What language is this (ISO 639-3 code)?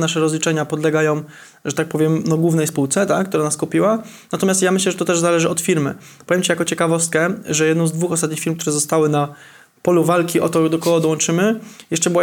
pol